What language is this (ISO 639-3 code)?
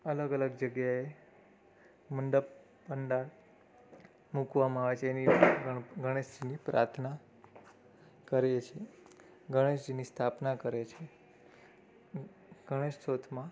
guj